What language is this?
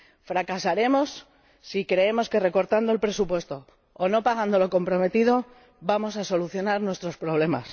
Spanish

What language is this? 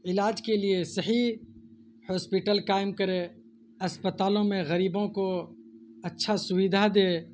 Urdu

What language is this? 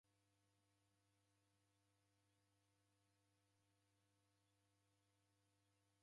Taita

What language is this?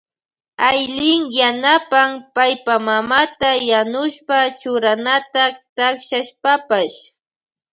Loja Highland Quichua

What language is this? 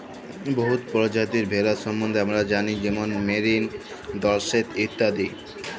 Bangla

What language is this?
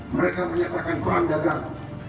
Indonesian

